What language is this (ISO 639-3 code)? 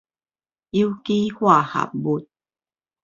nan